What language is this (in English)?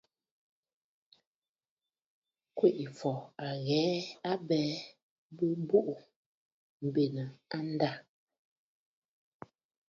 Bafut